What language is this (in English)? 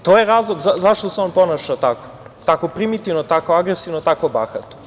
Serbian